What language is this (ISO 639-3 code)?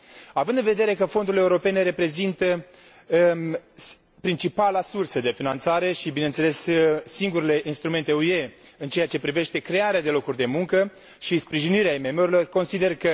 ron